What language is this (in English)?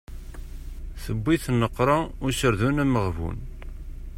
Kabyle